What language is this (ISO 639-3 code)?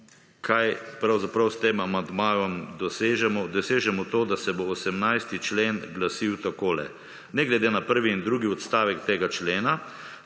slv